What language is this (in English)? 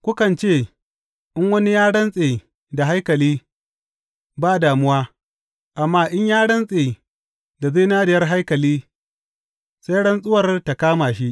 Hausa